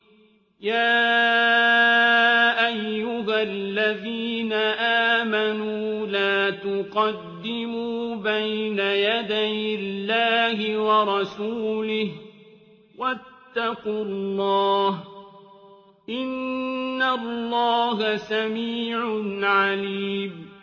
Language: Arabic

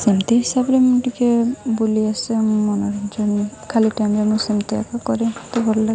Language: Odia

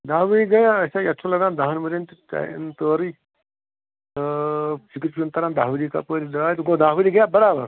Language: Kashmiri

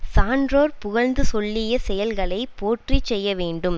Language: Tamil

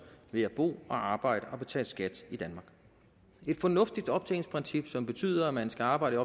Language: Danish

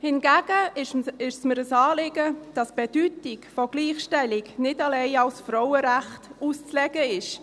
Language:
Swiss German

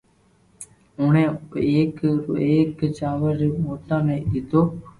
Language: Loarki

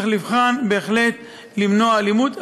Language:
Hebrew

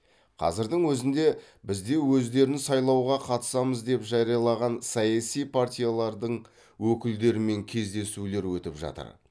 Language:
Kazakh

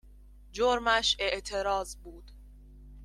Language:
Persian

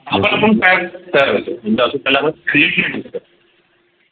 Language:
Marathi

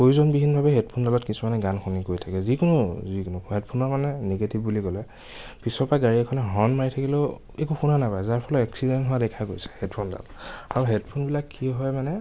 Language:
Assamese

